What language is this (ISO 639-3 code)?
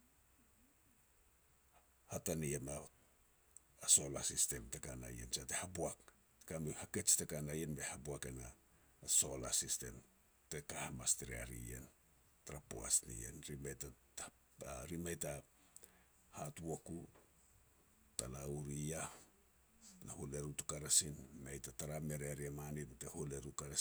pex